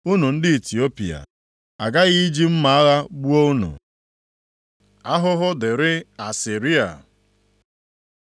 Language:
Igbo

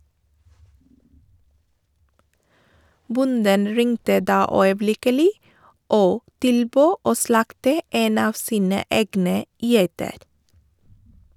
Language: Norwegian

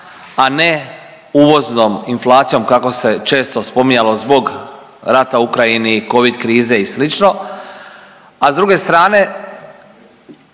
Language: Croatian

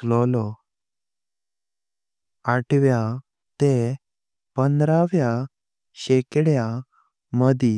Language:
Konkani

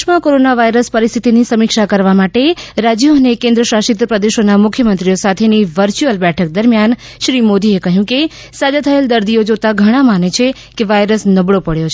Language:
Gujarati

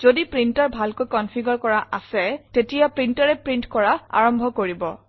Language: Assamese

